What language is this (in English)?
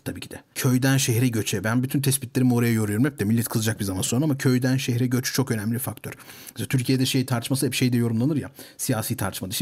Turkish